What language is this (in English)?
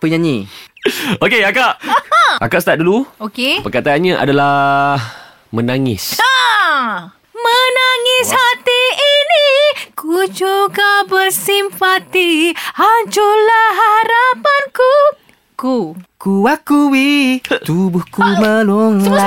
Malay